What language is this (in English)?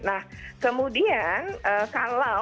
Indonesian